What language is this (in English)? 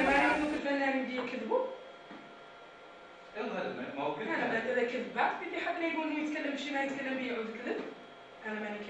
Arabic